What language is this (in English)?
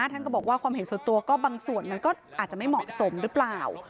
Thai